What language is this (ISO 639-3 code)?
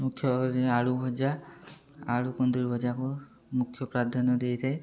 ori